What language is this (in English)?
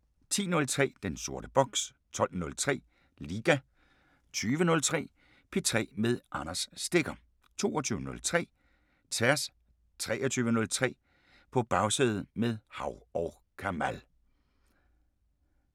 Danish